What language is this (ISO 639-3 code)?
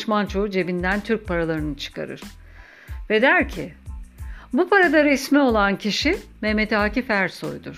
tur